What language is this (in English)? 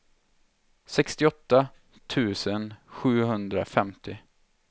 Swedish